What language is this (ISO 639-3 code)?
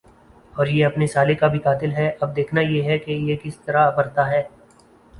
urd